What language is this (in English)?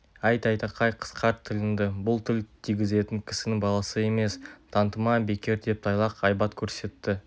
Kazakh